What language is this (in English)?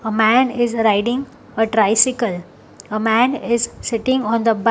English